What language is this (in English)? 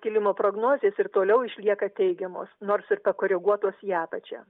Lithuanian